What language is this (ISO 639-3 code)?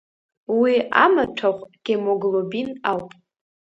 abk